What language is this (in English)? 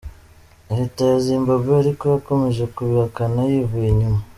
Kinyarwanda